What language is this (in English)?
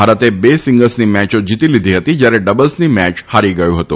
Gujarati